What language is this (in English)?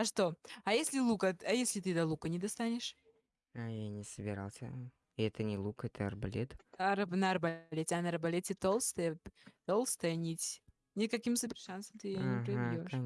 Russian